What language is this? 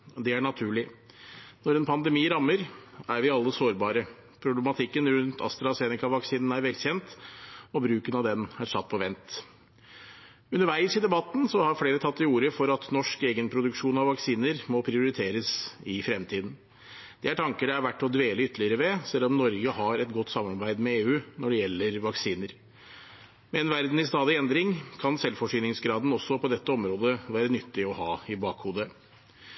Norwegian Bokmål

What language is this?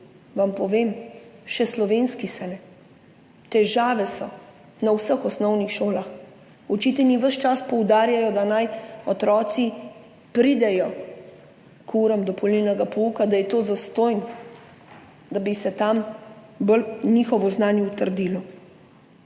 Slovenian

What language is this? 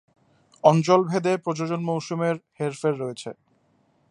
Bangla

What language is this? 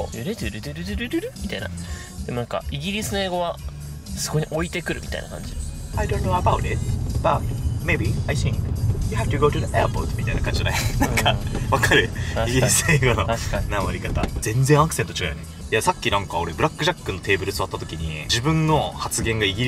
Japanese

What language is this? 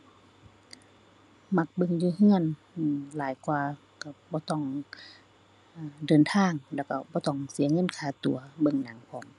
Thai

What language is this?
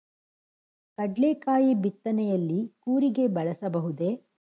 Kannada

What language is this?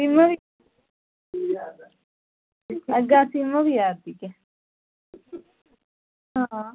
Dogri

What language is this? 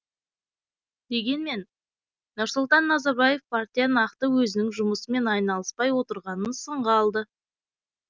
Kazakh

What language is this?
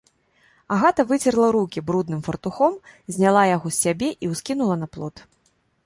Belarusian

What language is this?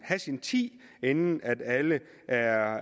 Danish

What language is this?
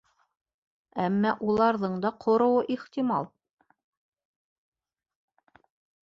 Bashkir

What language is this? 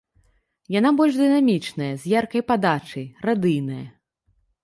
Belarusian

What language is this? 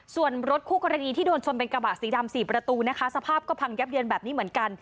Thai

